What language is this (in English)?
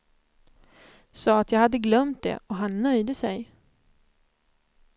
Swedish